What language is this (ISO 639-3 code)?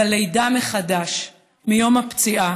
heb